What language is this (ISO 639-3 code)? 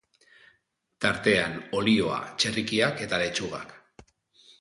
eus